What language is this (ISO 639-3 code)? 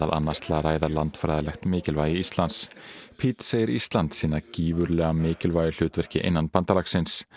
isl